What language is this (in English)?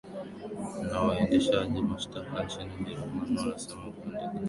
Swahili